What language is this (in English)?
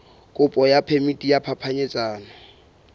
Southern Sotho